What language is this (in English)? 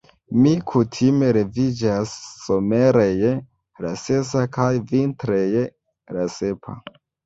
Esperanto